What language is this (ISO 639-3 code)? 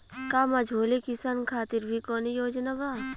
bho